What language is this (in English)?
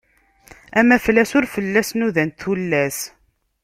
Kabyle